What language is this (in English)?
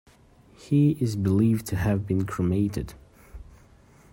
English